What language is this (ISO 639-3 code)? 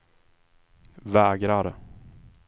swe